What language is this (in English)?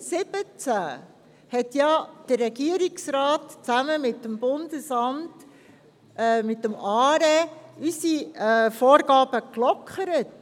Swiss German